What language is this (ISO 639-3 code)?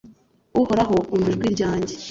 kin